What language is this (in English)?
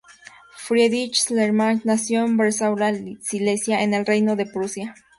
Spanish